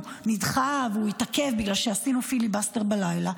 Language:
Hebrew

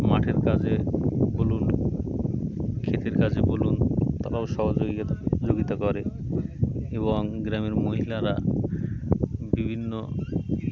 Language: Bangla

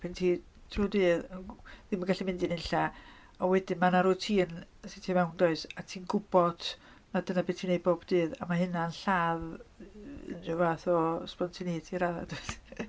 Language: Welsh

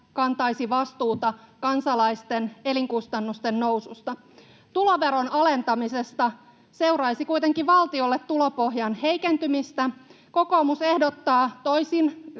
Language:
Finnish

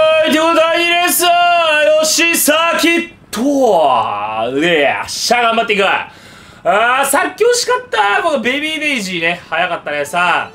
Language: Japanese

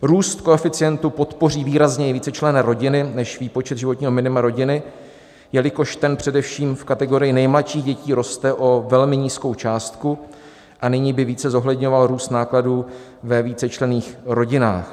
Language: Czech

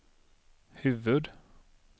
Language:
Swedish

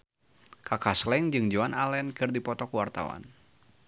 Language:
Sundanese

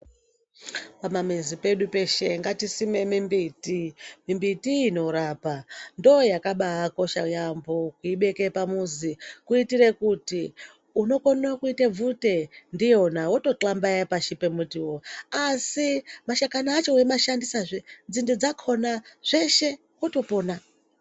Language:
Ndau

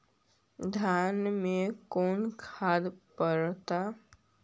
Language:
Magahi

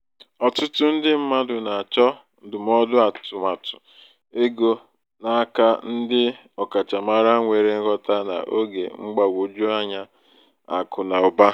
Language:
Igbo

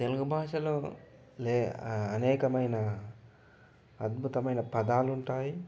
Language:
Telugu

